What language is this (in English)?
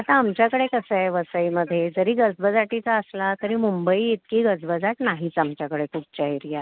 Marathi